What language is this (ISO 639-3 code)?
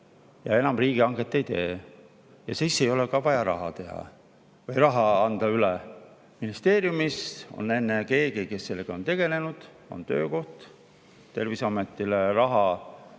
est